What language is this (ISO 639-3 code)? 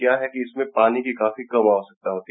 hin